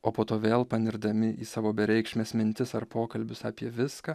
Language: Lithuanian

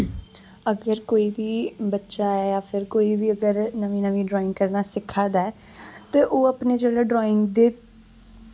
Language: Dogri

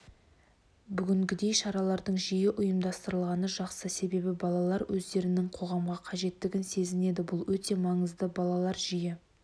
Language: Kazakh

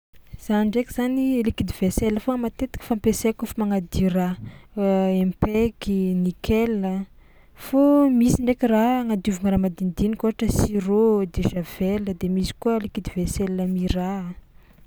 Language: Tsimihety Malagasy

